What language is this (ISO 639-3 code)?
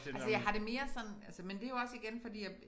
dan